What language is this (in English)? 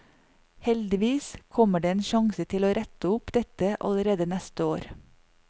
Norwegian